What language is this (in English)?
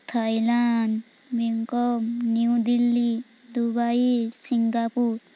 Odia